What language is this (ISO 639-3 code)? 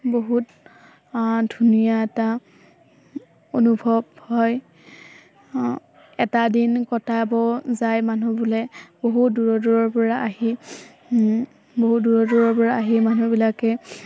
asm